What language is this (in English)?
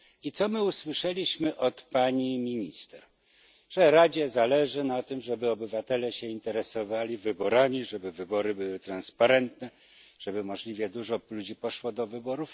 Polish